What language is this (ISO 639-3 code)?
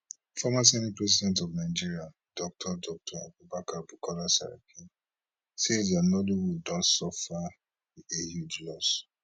pcm